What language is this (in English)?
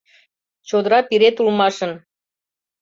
Mari